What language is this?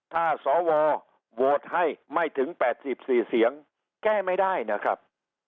Thai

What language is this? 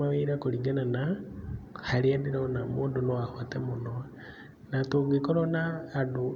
Kikuyu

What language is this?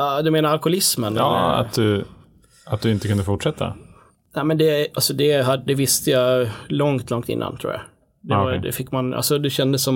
Swedish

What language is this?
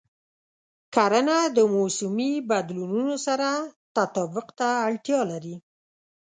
Pashto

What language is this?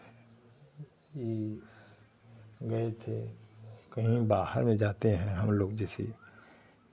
Hindi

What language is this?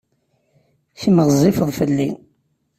Kabyle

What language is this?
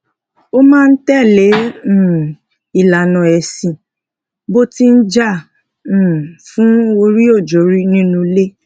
Yoruba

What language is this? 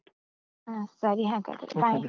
Kannada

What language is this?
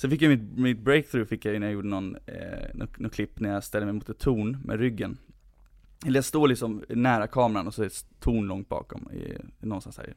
Swedish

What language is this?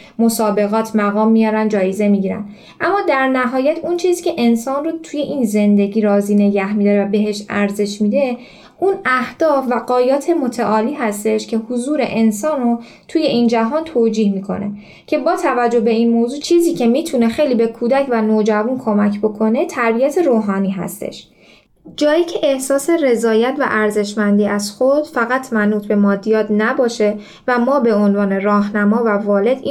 Persian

